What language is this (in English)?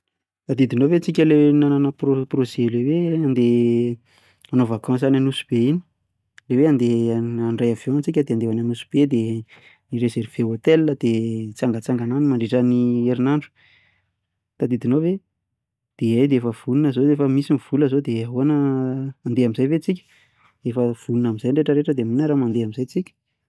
Malagasy